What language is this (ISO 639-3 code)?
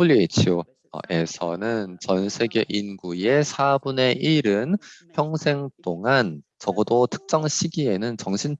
kor